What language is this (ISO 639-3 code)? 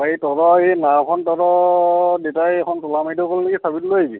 asm